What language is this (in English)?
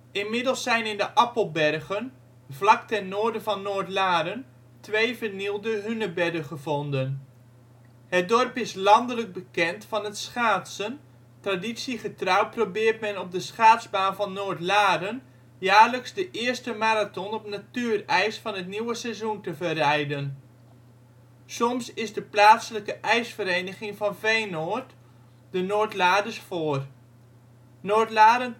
Dutch